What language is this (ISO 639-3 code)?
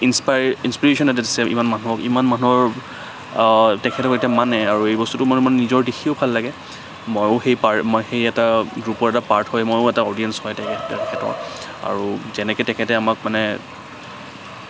asm